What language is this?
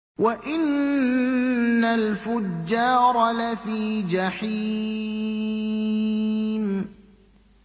Arabic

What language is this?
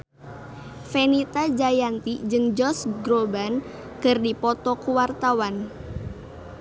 Sundanese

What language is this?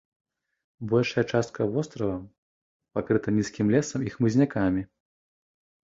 Belarusian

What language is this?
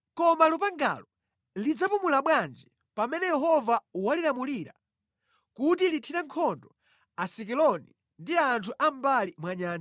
Nyanja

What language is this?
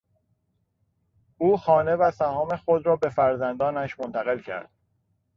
Persian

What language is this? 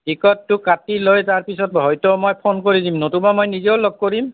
Assamese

